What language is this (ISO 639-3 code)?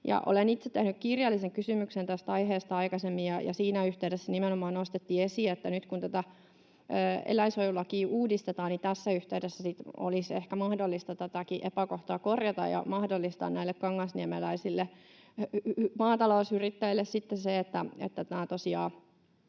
fin